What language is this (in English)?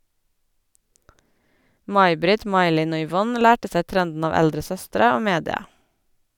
Norwegian